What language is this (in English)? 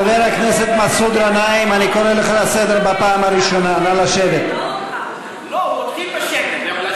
Hebrew